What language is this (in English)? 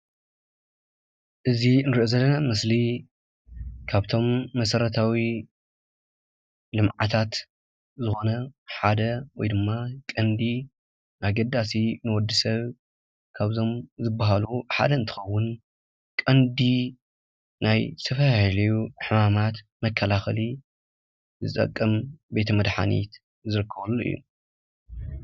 Tigrinya